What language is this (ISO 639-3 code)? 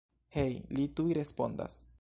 epo